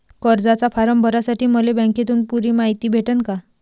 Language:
Marathi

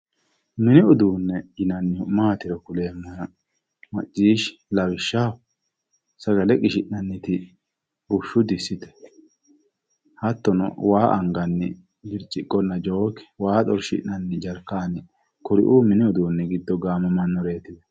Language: Sidamo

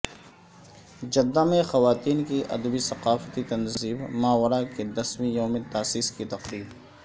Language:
Urdu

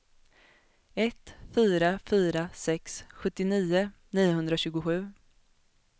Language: Swedish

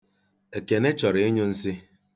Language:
Igbo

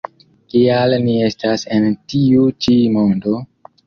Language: Esperanto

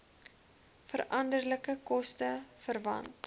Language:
Afrikaans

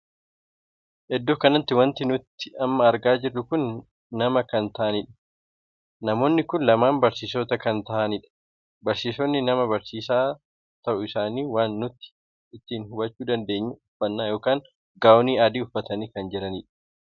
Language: Oromo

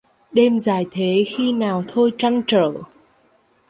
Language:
Vietnamese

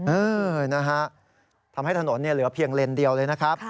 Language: Thai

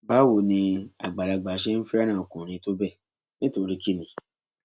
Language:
Yoruba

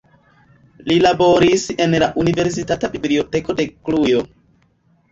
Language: Esperanto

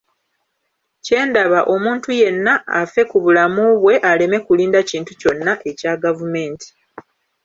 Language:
Ganda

